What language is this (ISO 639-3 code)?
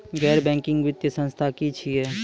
mai